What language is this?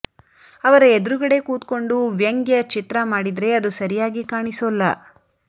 Kannada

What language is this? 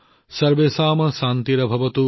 Assamese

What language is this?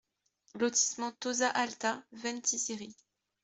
French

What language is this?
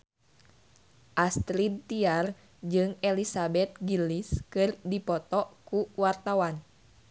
Sundanese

